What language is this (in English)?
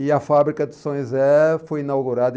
Portuguese